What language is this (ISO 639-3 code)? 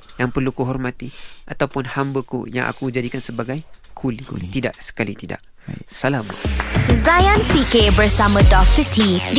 msa